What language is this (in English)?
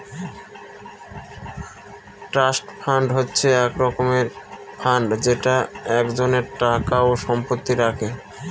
Bangla